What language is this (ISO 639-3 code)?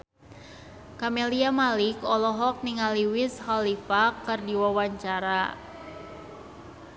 sun